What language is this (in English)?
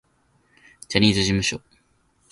Japanese